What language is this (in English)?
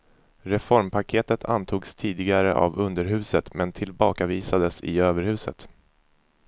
Swedish